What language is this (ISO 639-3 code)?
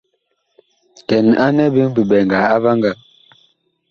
bkh